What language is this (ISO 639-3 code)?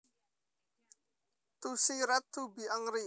jav